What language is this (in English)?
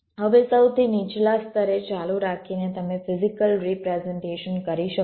Gujarati